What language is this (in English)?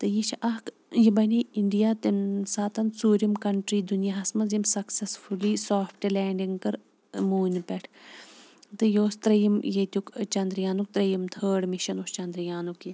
Kashmiri